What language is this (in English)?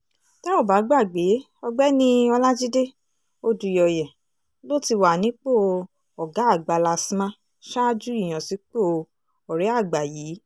Yoruba